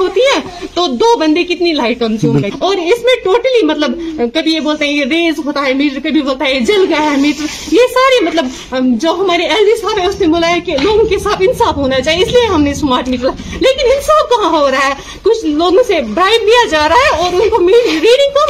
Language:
Urdu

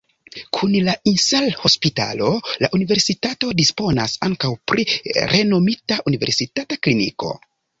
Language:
Esperanto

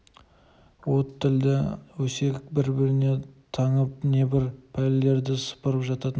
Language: Kazakh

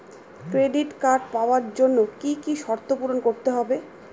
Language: Bangla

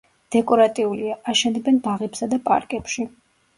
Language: Georgian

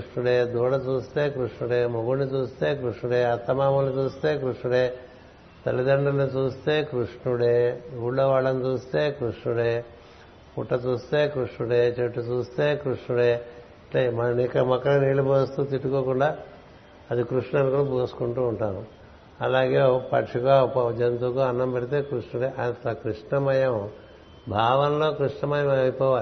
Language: Telugu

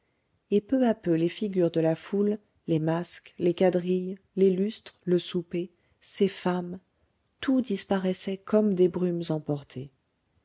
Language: French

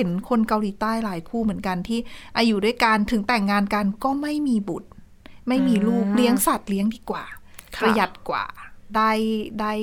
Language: Thai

